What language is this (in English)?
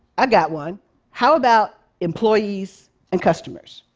English